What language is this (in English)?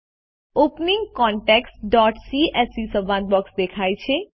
Gujarati